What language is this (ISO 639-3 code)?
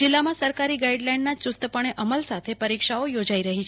guj